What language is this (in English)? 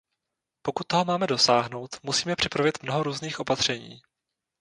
Czech